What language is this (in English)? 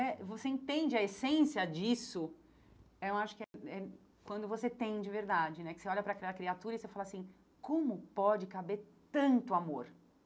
Portuguese